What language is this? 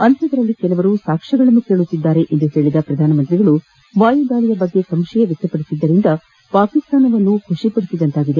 Kannada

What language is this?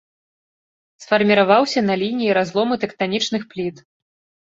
Belarusian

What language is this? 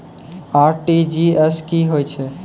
Maithili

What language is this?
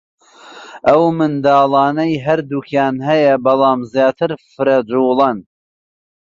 Central Kurdish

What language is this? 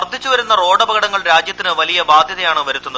Malayalam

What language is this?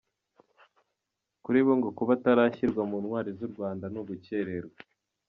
Kinyarwanda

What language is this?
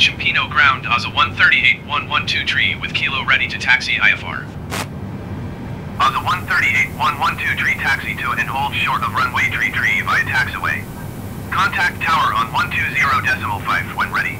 Italian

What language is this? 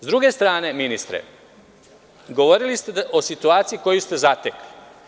Serbian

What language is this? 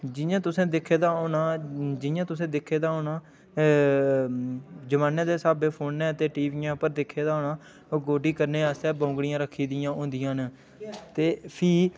Dogri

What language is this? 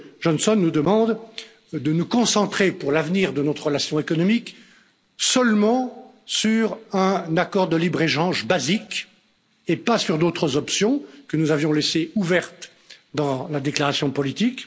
French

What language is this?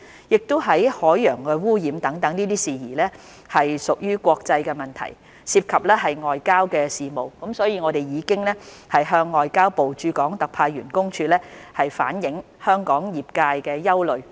Cantonese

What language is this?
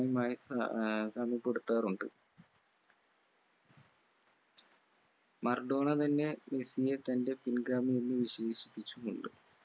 Malayalam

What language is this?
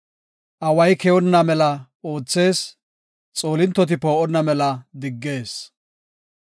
Gofa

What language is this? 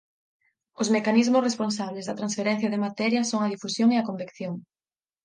Galician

